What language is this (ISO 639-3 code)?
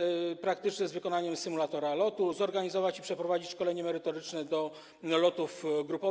pol